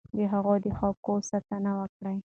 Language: Pashto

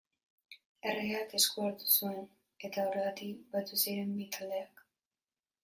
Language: Basque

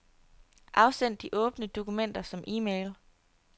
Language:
Danish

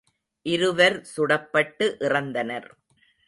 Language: Tamil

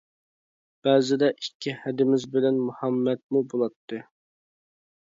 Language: Uyghur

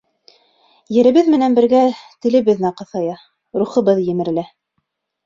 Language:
Bashkir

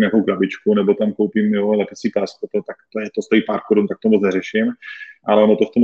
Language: Czech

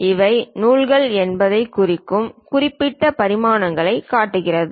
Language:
Tamil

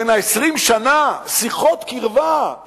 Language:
Hebrew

